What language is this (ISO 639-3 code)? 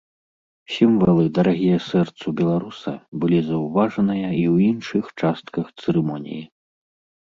bel